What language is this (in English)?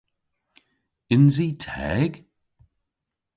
Cornish